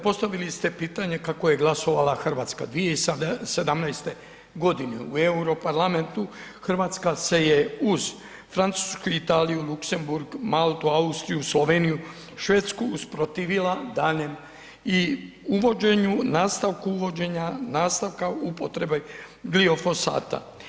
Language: Croatian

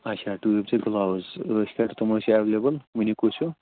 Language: Kashmiri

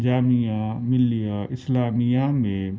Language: Urdu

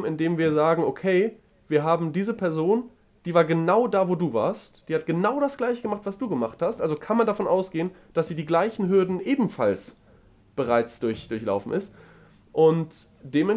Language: German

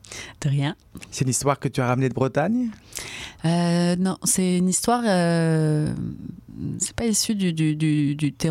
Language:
French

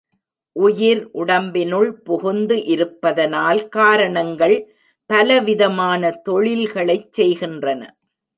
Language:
Tamil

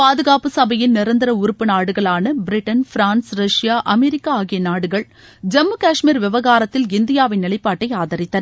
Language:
Tamil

